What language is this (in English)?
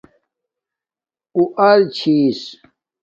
Domaaki